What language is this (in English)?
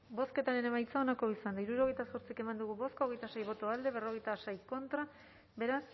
Basque